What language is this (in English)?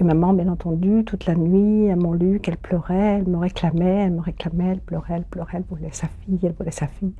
French